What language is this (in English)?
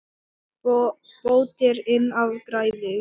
Icelandic